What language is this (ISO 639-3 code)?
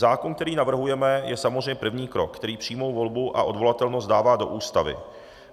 ces